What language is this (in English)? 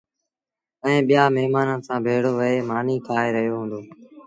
Sindhi Bhil